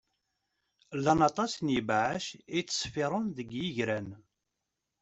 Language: Kabyle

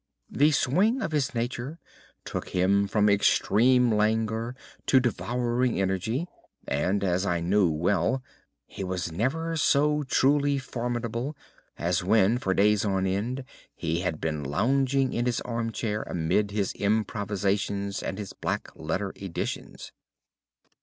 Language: English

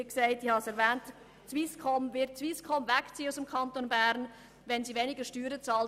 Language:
Swiss German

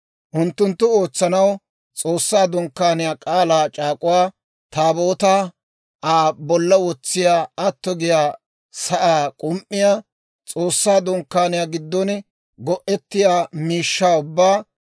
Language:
Dawro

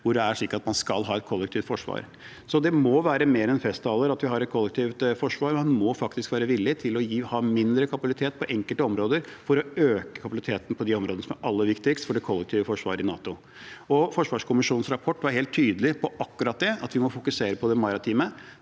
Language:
Norwegian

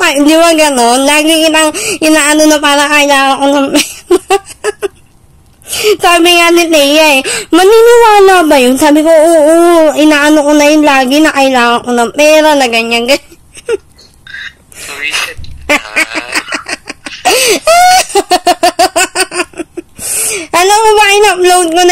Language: Filipino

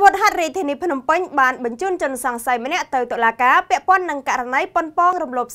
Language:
Thai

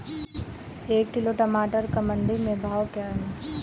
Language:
Hindi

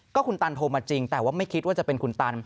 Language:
Thai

